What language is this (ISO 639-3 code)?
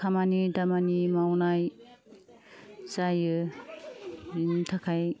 brx